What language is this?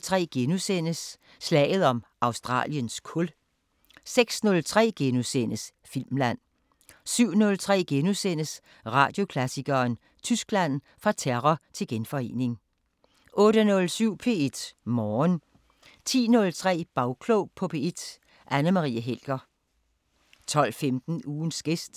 Danish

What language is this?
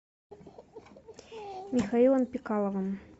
Russian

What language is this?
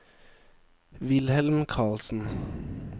Norwegian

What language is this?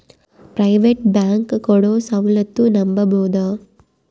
Kannada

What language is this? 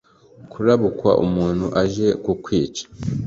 Kinyarwanda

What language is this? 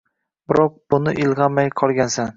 Uzbek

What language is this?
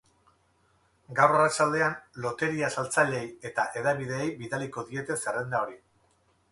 Basque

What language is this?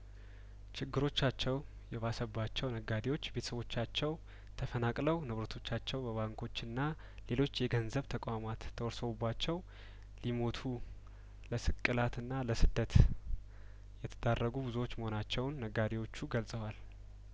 Amharic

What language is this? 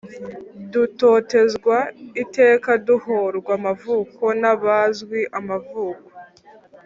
Kinyarwanda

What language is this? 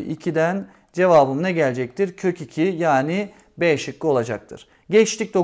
Turkish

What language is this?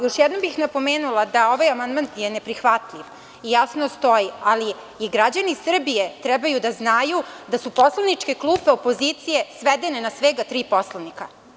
Serbian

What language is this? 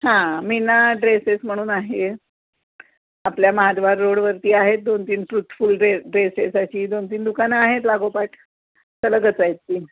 Marathi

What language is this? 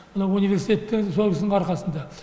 Kazakh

